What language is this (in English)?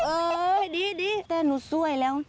Thai